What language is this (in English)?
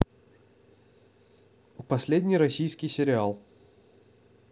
Russian